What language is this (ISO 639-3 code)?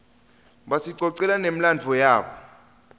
ssw